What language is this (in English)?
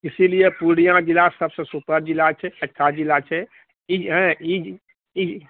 Maithili